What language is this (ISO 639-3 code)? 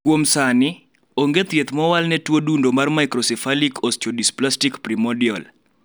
luo